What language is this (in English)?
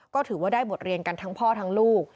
Thai